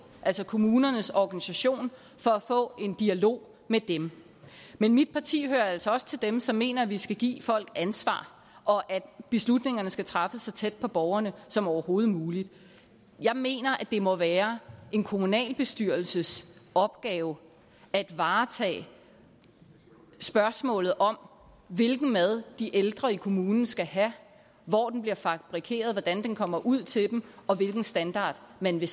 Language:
Danish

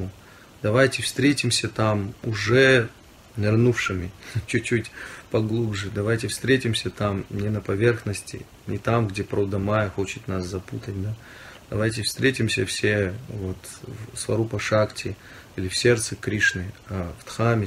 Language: Russian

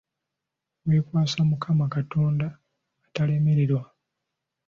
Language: Ganda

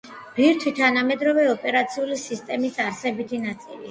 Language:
Georgian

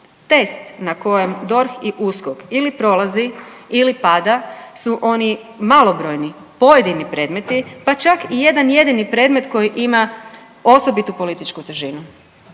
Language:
Croatian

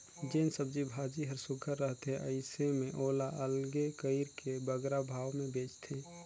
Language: Chhattisgarhi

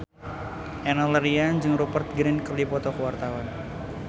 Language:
Sundanese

